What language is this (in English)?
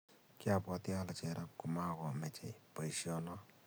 Kalenjin